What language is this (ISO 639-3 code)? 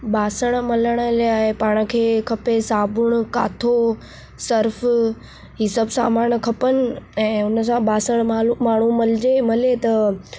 snd